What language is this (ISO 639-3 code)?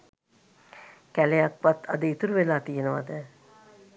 sin